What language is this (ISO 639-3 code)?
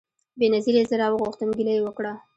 pus